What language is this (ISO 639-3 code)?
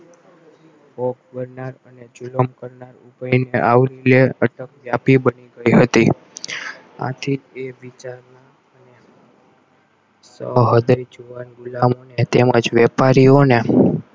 guj